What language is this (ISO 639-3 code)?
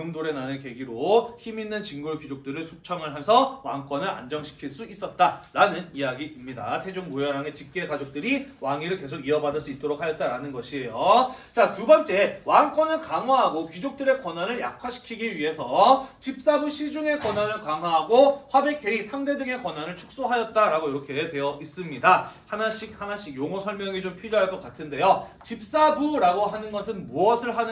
kor